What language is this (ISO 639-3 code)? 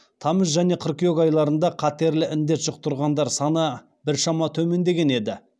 kaz